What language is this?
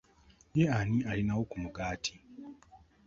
Ganda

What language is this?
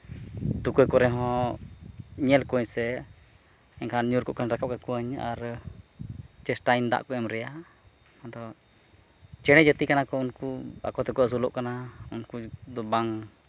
Santali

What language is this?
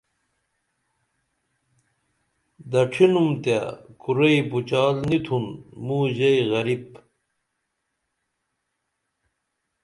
Dameli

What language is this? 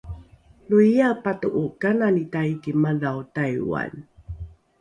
Rukai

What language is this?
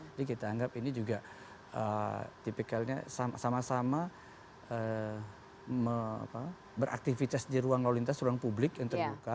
Indonesian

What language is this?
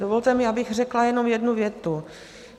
Czech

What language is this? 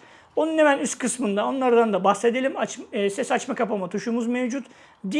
Turkish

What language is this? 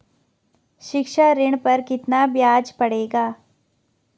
Hindi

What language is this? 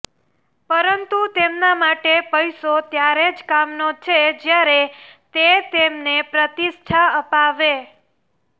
Gujarati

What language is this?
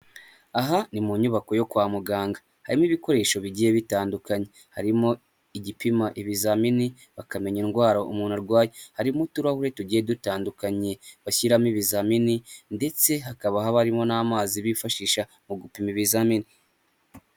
Kinyarwanda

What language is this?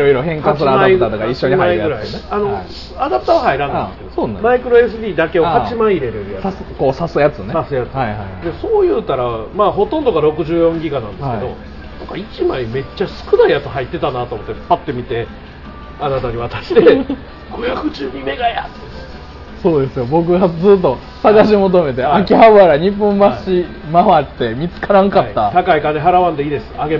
Japanese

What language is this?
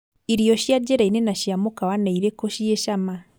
Kikuyu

